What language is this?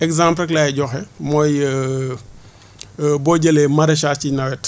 Wolof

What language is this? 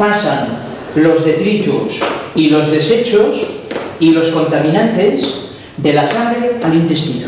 Spanish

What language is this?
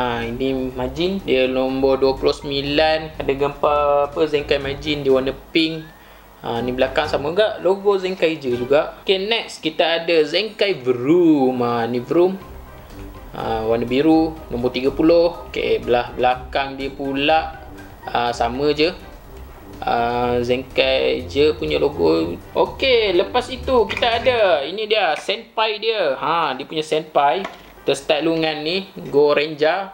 Malay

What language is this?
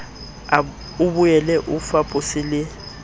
Southern Sotho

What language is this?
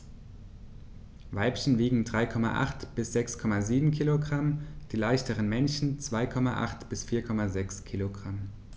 German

